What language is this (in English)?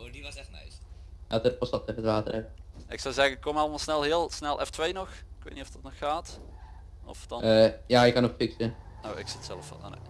Dutch